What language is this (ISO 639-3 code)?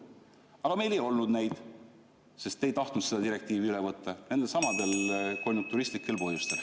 est